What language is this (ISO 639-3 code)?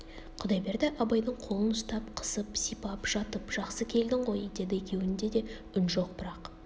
kaz